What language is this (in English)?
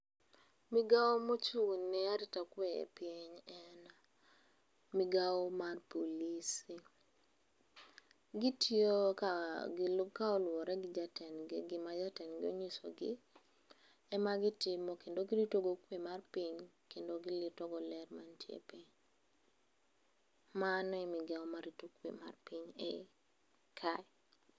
Luo (Kenya and Tanzania)